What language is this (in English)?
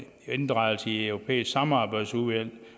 Danish